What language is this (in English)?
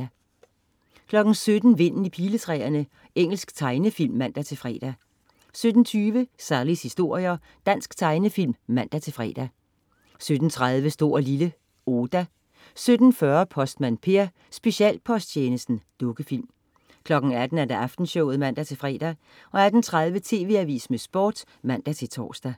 Danish